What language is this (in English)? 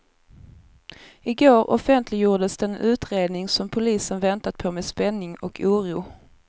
Swedish